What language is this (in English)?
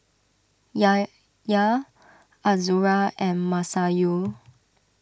English